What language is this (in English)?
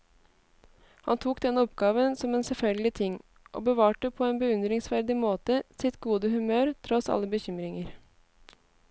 Norwegian